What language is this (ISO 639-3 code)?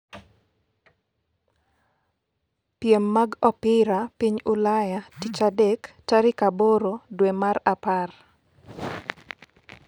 luo